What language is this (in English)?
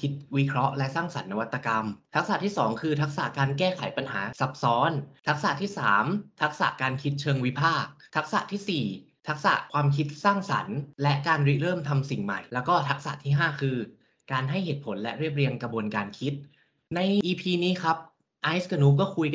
Thai